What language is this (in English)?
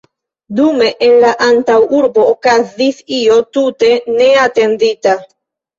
Esperanto